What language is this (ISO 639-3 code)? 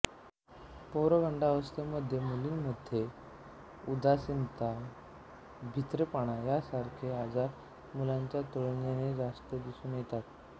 mar